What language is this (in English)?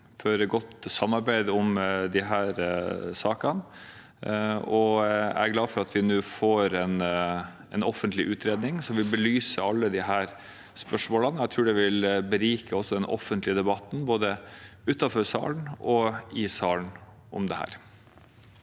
Norwegian